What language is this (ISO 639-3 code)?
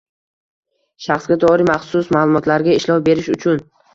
uzb